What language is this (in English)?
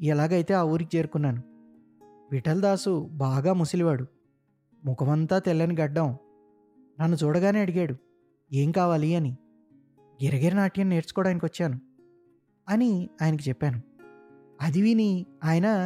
Telugu